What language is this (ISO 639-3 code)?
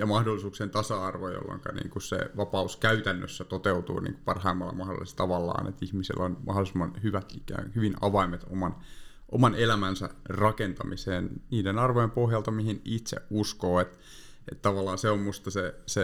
fin